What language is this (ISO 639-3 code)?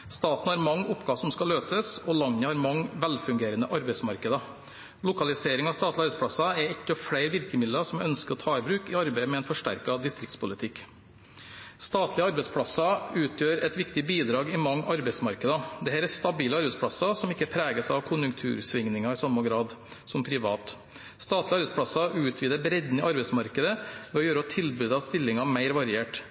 nob